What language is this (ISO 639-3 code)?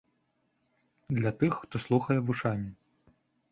bel